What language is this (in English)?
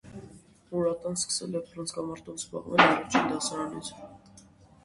Armenian